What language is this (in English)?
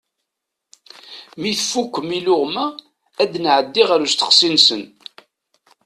Kabyle